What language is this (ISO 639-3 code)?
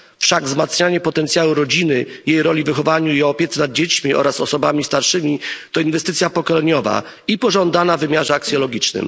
pol